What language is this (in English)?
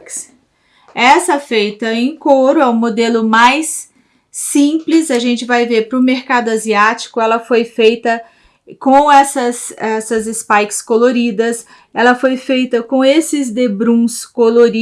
Portuguese